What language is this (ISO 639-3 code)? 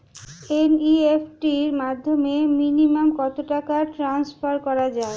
ben